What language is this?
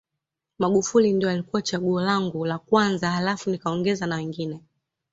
Swahili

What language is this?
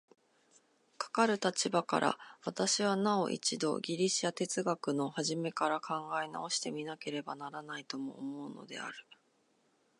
Japanese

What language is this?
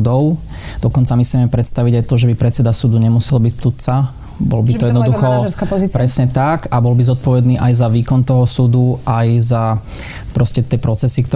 Slovak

